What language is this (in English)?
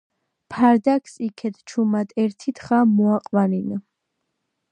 Georgian